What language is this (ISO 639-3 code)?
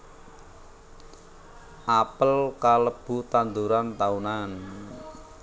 jav